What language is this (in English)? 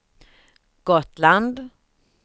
Swedish